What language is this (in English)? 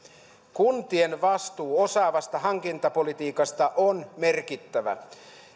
Finnish